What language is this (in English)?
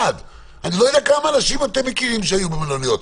Hebrew